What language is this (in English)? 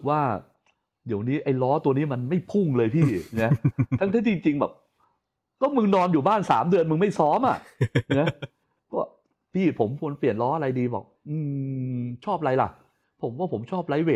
Thai